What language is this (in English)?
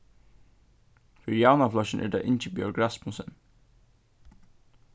Faroese